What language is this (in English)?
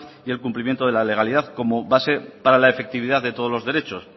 Spanish